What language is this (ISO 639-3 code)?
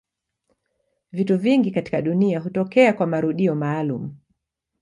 swa